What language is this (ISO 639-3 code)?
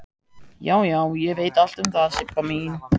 isl